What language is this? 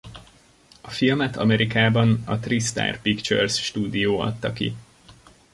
Hungarian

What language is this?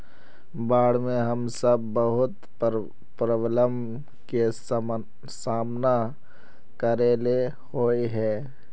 Magahi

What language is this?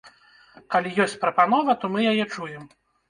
Belarusian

